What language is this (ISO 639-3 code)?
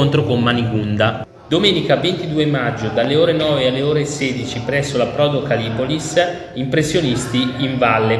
ita